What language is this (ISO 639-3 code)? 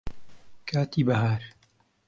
ckb